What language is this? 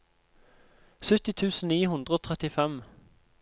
Norwegian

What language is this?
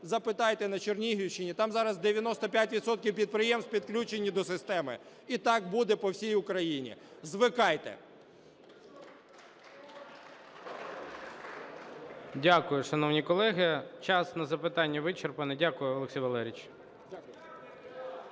Ukrainian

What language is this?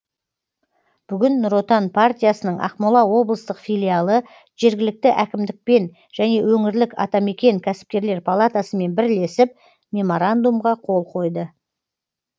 Kazakh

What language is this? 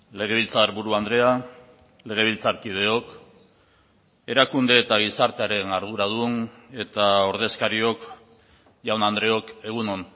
Basque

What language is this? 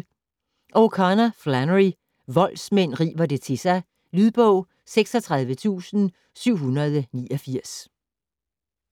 Danish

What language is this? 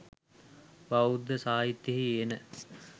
Sinhala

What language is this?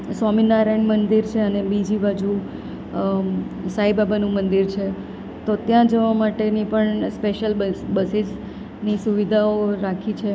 Gujarati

